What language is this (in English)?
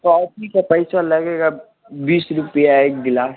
Hindi